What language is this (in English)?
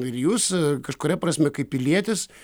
Lithuanian